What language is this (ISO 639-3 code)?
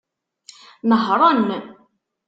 kab